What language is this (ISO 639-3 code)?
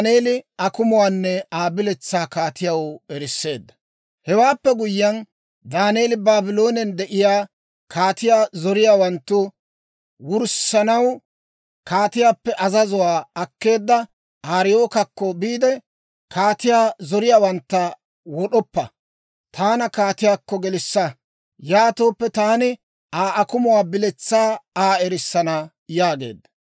dwr